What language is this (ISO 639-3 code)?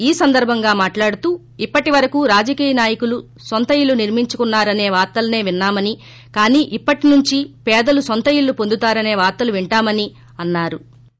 tel